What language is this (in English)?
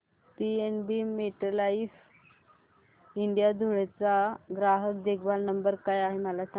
Marathi